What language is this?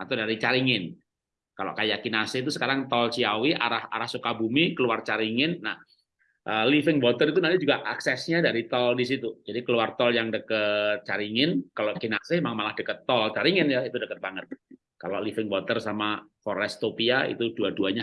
Indonesian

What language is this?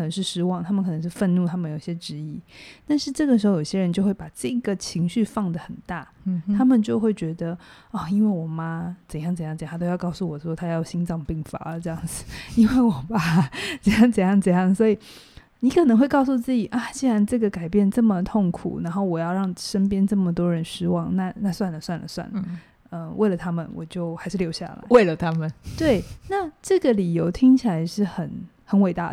Chinese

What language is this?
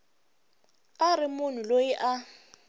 Tsonga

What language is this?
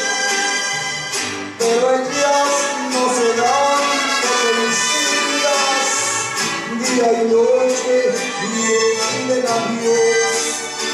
Arabic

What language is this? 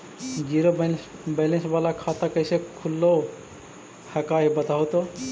Magahi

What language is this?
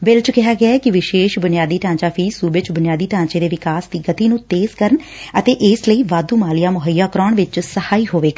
Punjabi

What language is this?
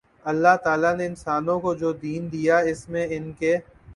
Urdu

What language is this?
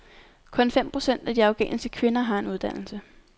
Danish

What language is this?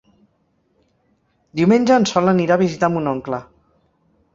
Catalan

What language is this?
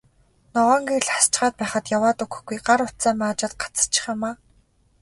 Mongolian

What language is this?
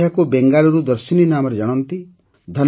Odia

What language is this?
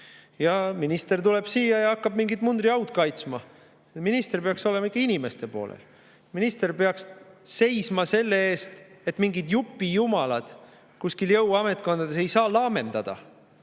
Estonian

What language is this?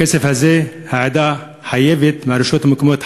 Hebrew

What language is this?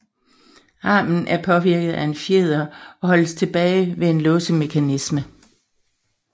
Danish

